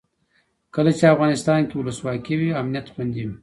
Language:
Pashto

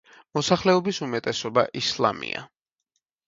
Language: Georgian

